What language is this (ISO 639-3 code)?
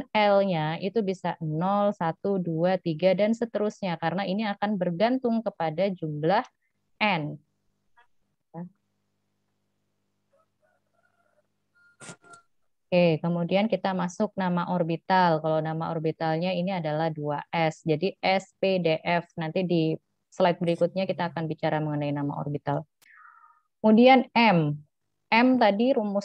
ind